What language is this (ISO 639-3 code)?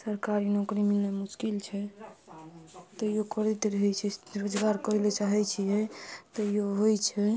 mai